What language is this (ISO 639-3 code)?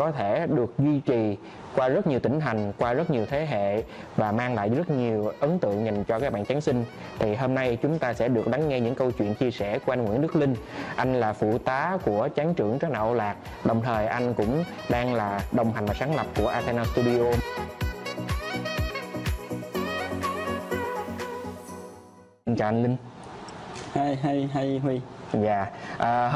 vie